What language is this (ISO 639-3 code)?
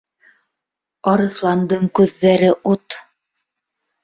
bak